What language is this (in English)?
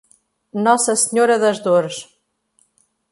Portuguese